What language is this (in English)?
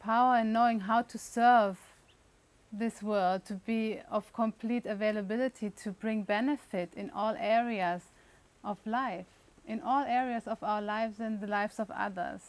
English